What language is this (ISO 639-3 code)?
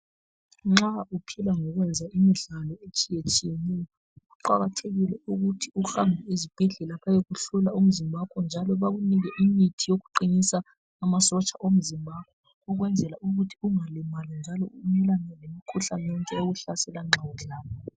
nde